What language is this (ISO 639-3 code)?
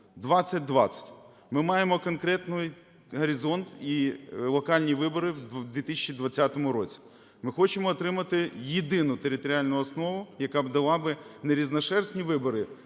ukr